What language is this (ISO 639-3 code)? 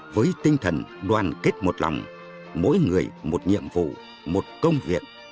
vie